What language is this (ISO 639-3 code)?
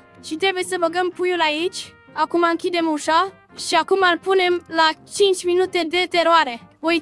ron